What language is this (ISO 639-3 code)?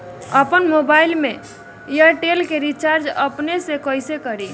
bho